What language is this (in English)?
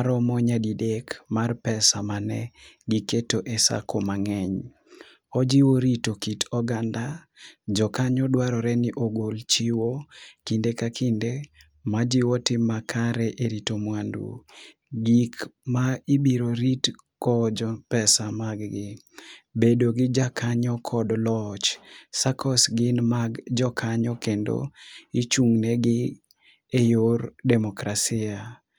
Luo (Kenya and Tanzania)